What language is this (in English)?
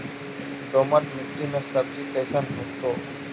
Magahi